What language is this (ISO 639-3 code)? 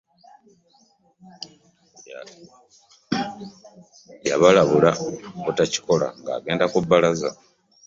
lug